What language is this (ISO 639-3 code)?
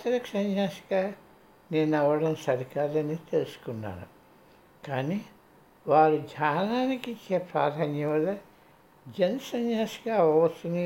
tel